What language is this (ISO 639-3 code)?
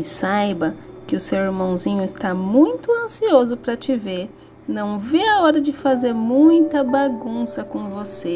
por